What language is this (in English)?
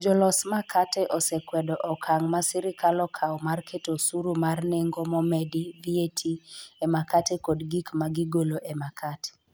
Luo (Kenya and Tanzania)